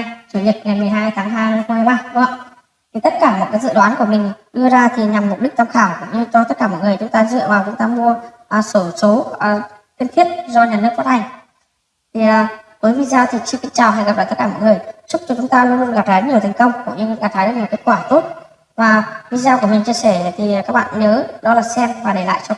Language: Vietnamese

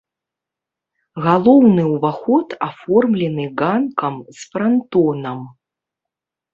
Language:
Belarusian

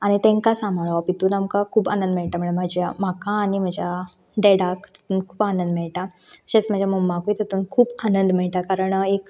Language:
Konkani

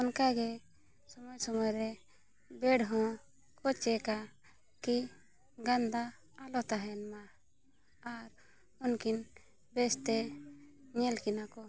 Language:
Santali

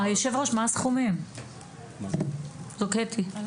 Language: Hebrew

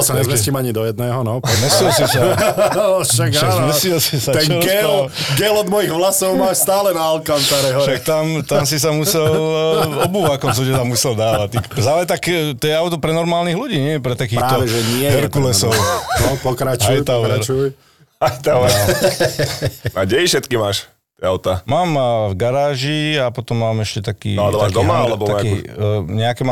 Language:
Slovak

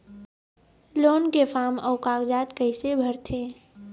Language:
Chhattisgarhi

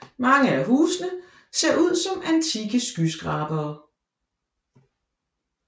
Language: Danish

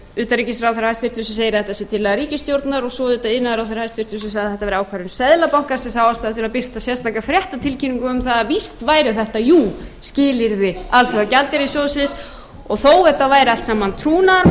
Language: Icelandic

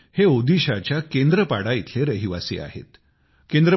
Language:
Marathi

